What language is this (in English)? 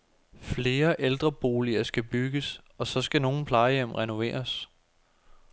Danish